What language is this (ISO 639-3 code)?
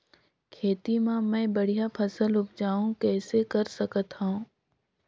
hne